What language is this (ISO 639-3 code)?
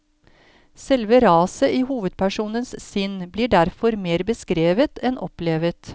nor